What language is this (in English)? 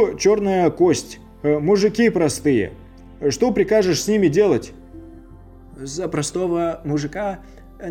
Russian